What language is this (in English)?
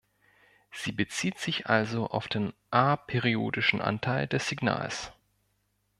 German